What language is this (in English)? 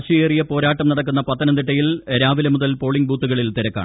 Malayalam